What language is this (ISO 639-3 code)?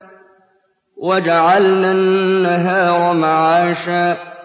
ara